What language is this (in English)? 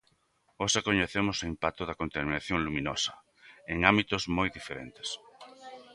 Galician